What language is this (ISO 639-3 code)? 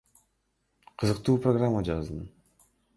kir